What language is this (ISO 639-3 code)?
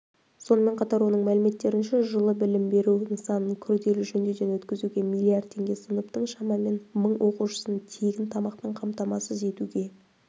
kaz